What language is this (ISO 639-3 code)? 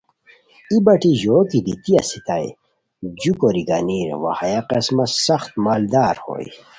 khw